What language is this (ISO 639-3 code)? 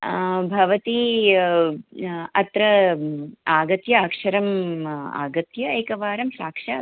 san